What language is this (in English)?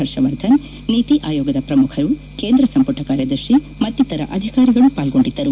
Kannada